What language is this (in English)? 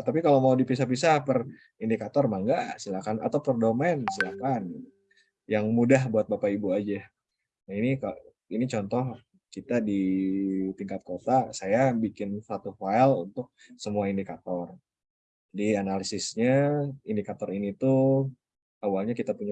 Indonesian